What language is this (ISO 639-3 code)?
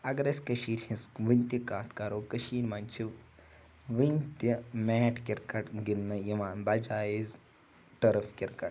kas